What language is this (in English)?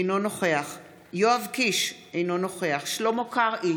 Hebrew